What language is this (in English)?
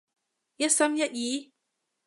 Cantonese